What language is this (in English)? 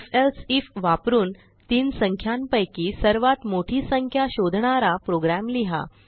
Marathi